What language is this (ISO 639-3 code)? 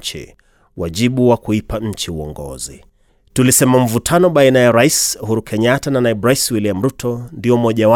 swa